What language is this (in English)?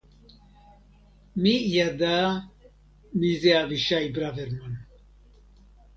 Hebrew